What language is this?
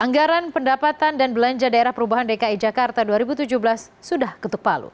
Indonesian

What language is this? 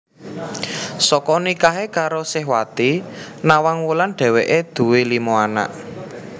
Javanese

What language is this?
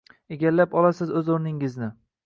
Uzbek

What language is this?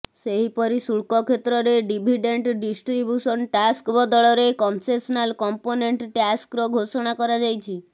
Odia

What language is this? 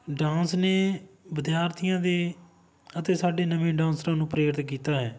Punjabi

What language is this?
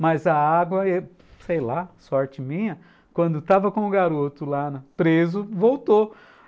Portuguese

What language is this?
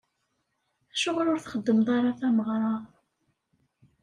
Kabyle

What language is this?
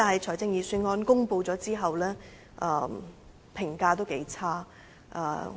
Cantonese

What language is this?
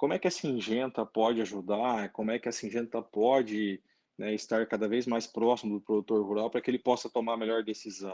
Portuguese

